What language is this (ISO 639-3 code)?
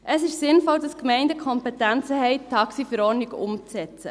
gsw